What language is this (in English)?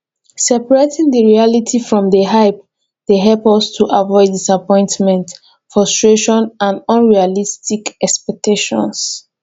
Nigerian Pidgin